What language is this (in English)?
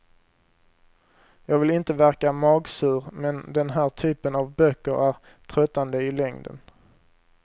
Swedish